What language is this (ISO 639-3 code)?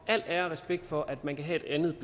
dan